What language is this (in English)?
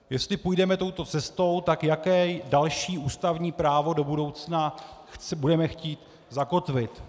Czech